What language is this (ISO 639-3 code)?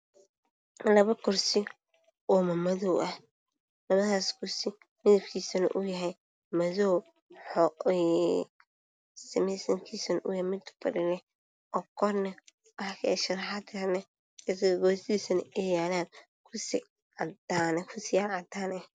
som